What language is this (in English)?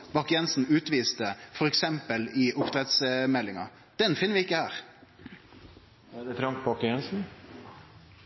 Norwegian Nynorsk